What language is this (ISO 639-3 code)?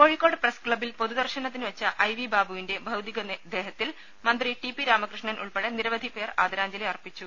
mal